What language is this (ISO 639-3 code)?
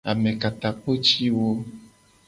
gej